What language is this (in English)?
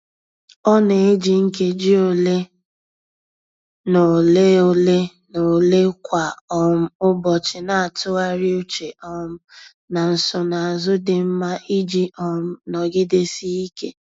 Igbo